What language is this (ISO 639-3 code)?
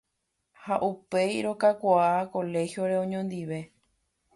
grn